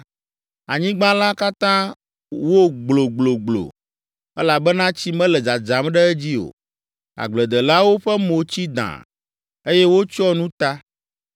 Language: Ewe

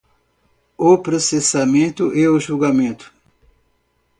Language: Portuguese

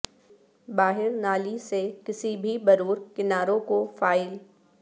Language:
Urdu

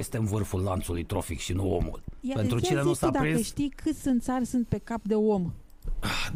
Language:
Romanian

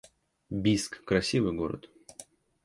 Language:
Russian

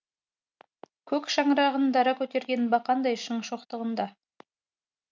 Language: Kazakh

